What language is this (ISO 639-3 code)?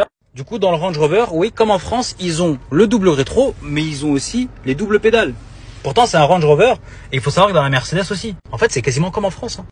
fra